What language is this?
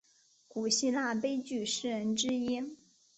Chinese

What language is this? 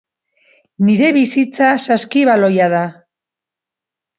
Basque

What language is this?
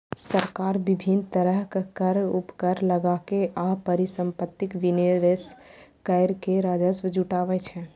Maithili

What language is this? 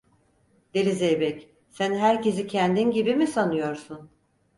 Turkish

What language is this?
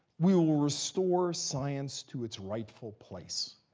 English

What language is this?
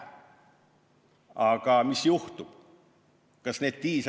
Estonian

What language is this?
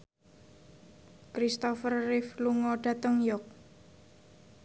Javanese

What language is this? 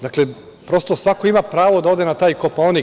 Serbian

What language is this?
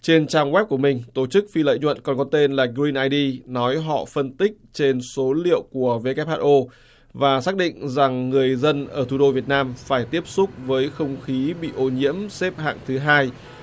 Vietnamese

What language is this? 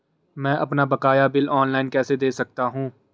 Hindi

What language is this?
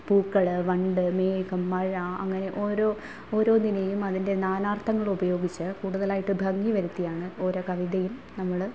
Malayalam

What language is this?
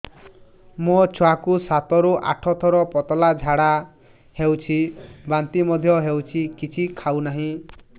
Odia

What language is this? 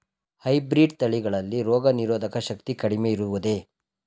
Kannada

